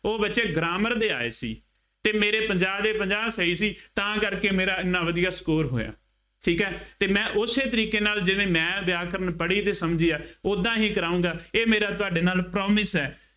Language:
Punjabi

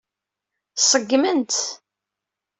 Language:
Kabyle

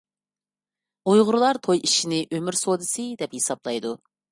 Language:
Uyghur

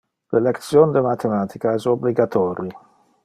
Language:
Interlingua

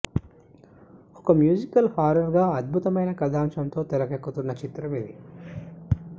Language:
Telugu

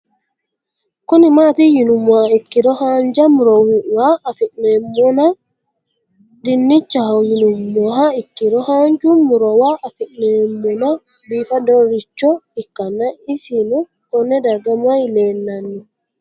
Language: Sidamo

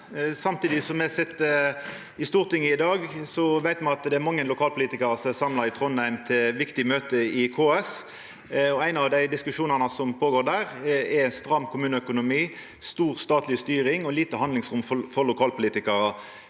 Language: Norwegian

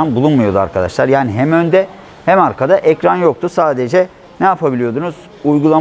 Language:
Turkish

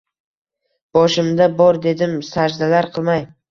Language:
Uzbek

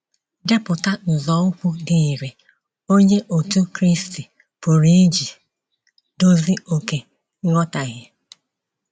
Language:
Igbo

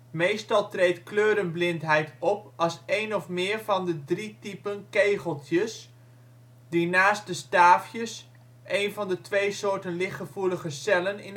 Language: Dutch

